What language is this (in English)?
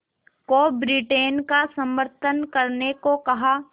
Hindi